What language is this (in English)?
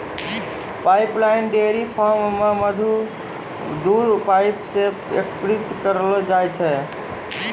Maithili